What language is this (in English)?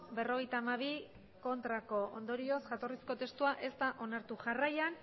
Basque